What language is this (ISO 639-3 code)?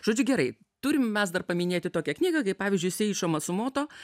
lit